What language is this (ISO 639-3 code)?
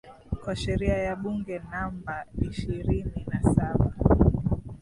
swa